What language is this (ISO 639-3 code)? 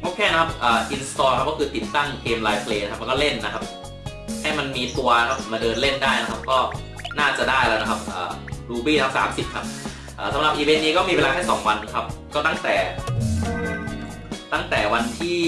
tha